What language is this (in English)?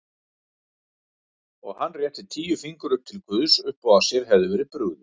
Icelandic